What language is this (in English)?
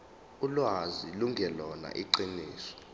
Zulu